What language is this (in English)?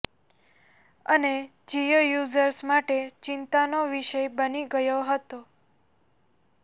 Gujarati